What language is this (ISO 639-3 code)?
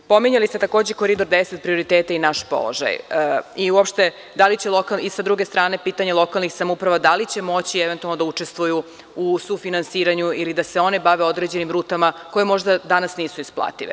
srp